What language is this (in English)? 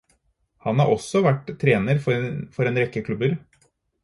Norwegian Bokmål